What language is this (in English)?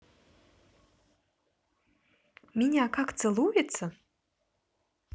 Russian